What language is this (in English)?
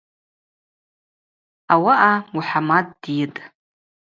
Abaza